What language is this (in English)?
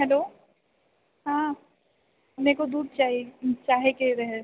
Maithili